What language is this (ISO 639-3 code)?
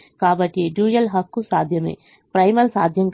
tel